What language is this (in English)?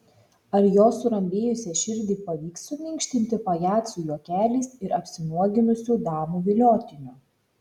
Lithuanian